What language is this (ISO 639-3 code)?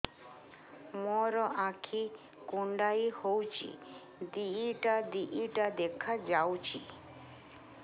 ori